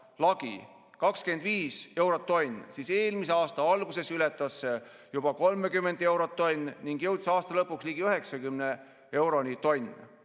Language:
Estonian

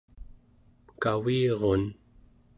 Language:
Central Yupik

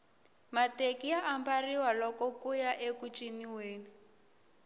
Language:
Tsonga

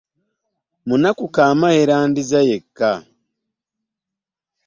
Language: Ganda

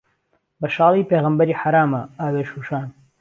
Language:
Central Kurdish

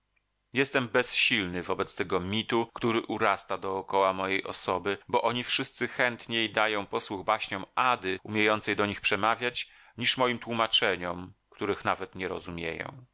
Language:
Polish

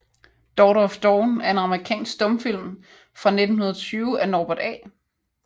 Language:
Danish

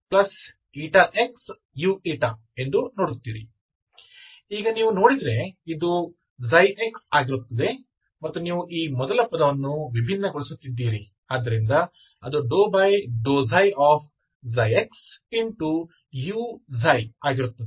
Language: Kannada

